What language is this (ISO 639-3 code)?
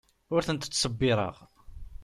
kab